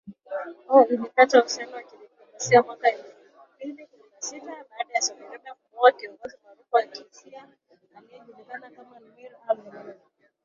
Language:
Swahili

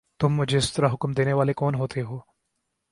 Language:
Urdu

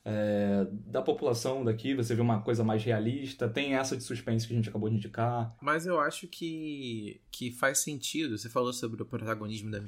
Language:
Portuguese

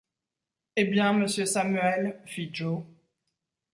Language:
French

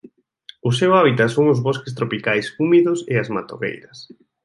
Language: Galician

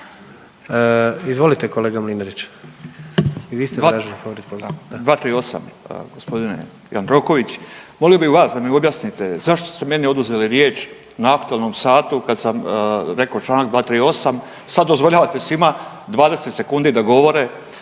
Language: Croatian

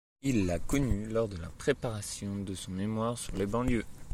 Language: French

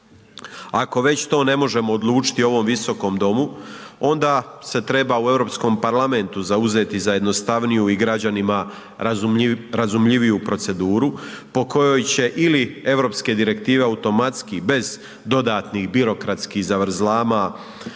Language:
Croatian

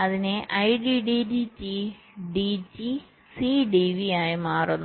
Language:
Malayalam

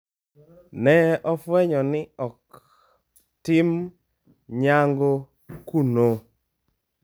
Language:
Luo (Kenya and Tanzania)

